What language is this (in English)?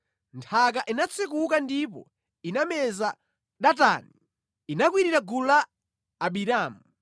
Nyanja